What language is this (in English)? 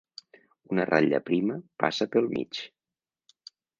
Catalan